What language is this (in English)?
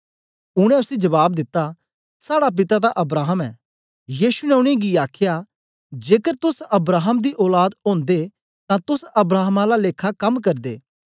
Dogri